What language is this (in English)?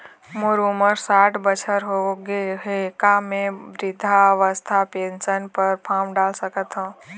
Chhattisgarhi